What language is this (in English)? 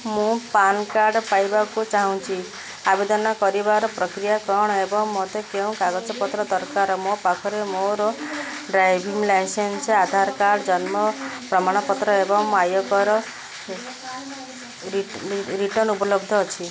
Odia